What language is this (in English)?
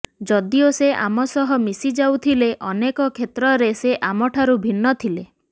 Odia